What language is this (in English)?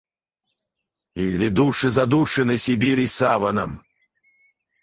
Russian